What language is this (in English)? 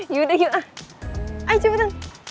Indonesian